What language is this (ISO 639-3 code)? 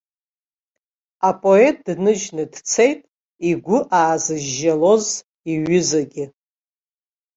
abk